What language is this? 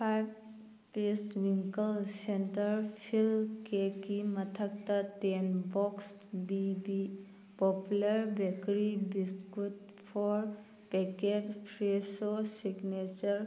Manipuri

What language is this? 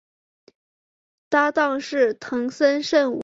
Chinese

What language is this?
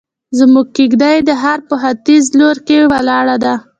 Pashto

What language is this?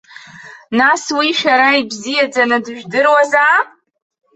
Abkhazian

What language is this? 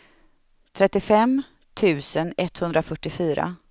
Swedish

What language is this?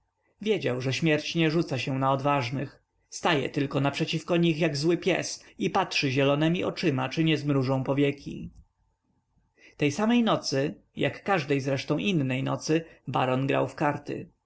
Polish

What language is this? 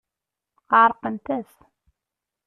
Kabyle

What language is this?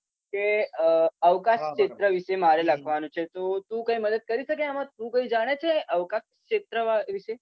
Gujarati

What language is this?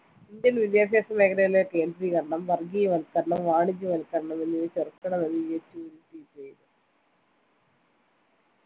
Malayalam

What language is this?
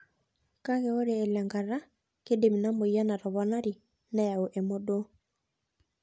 Masai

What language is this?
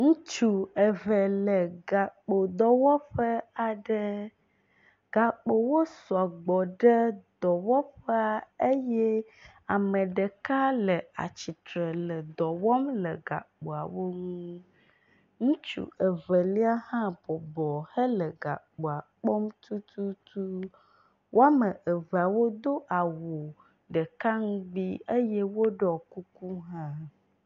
Ewe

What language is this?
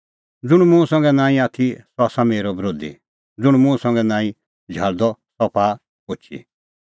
Kullu Pahari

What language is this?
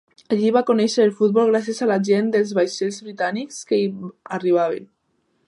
Catalan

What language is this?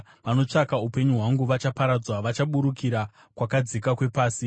Shona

